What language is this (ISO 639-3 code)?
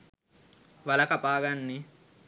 sin